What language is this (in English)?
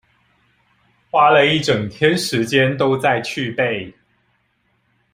Chinese